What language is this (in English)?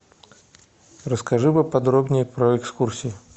Russian